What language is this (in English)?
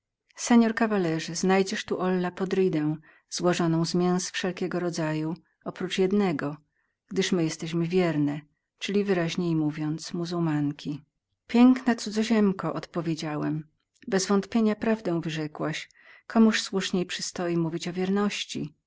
Polish